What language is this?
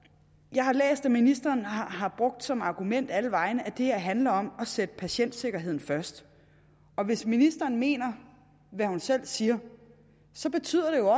Danish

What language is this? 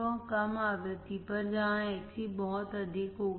Hindi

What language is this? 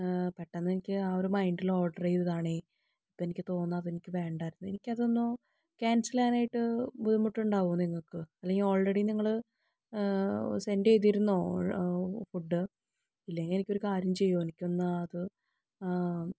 Malayalam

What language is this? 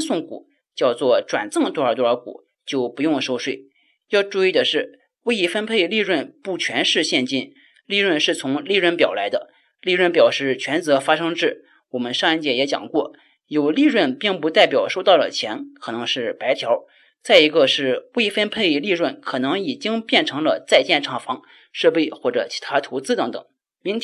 Chinese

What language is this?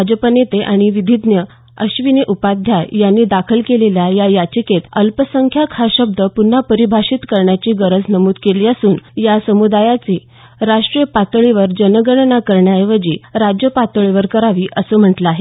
Marathi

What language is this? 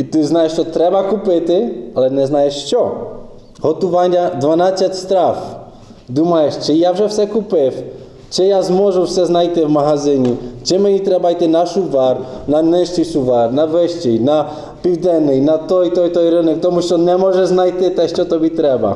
Ukrainian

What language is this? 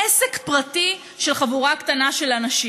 Hebrew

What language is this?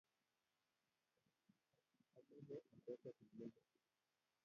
Kalenjin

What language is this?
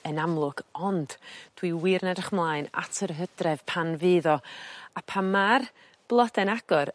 Welsh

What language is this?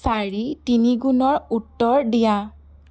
Assamese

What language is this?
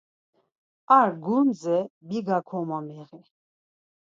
Laz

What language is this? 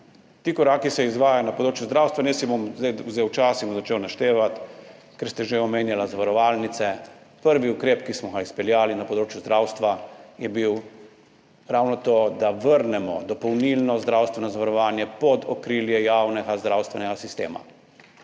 Slovenian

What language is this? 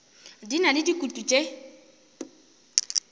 Northern Sotho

